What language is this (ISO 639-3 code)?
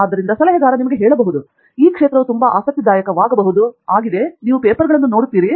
kan